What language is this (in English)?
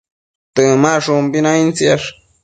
Matsés